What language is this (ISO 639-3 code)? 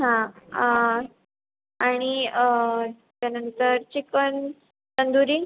mar